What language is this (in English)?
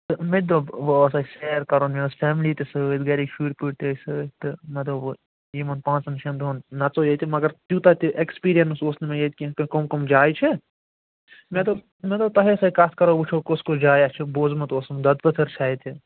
Kashmiri